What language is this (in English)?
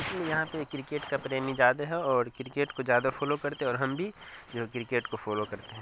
Urdu